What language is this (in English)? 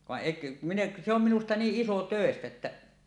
Finnish